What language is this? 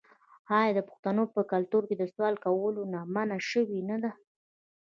Pashto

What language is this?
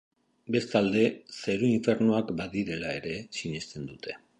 Basque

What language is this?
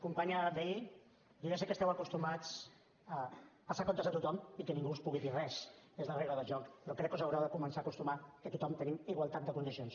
Catalan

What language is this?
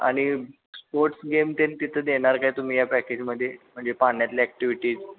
Marathi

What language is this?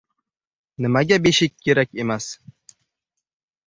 Uzbek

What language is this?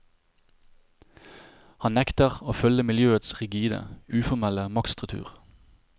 Norwegian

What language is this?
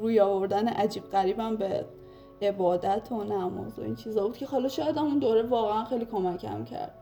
Persian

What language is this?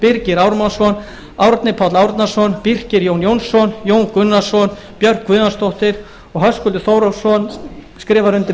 Icelandic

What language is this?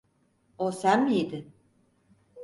Turkish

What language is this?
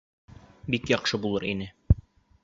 Bashkir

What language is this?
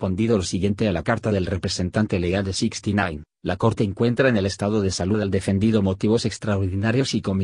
Spanish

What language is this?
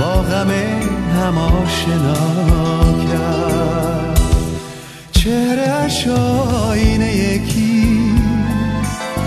Persian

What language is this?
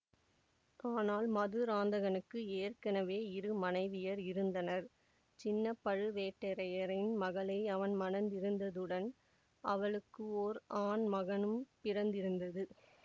Tamil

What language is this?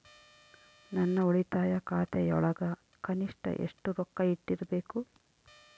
Kannada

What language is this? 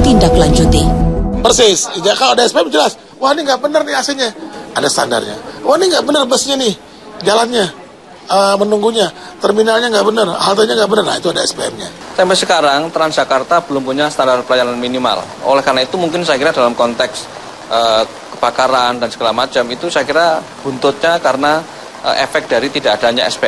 Indonesian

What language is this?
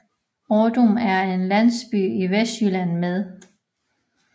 Danish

